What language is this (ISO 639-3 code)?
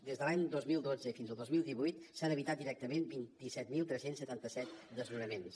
cat